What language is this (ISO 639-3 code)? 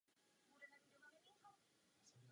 ces